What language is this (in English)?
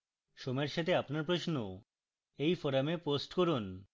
Bangla